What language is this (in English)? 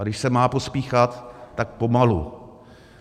Czech